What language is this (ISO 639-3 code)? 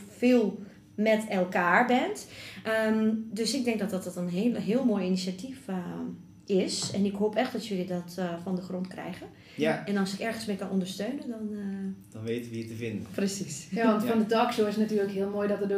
nld